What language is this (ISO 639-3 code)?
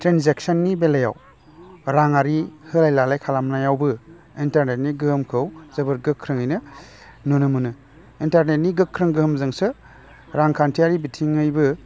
brx